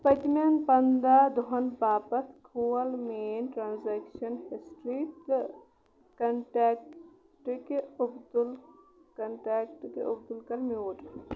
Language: Kashmiri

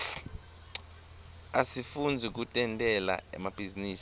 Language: Swati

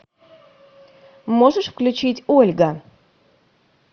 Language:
Russian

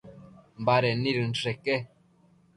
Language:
Matsés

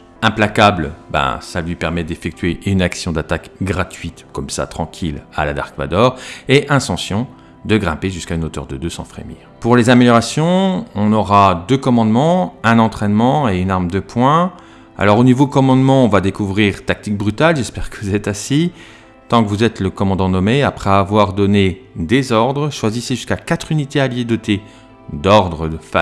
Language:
French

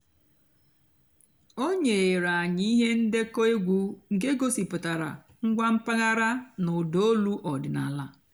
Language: Igbo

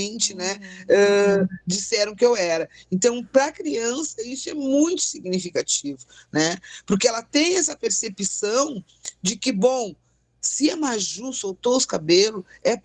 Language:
Portuguese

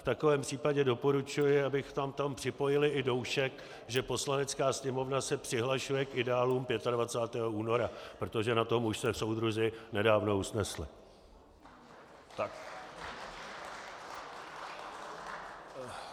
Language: Czech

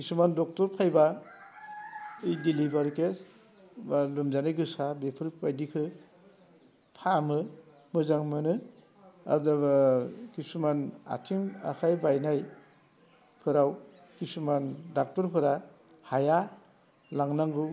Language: Bodo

